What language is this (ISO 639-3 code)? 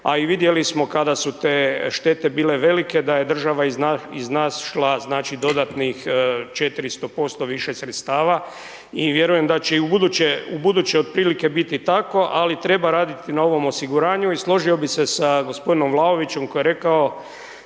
hrv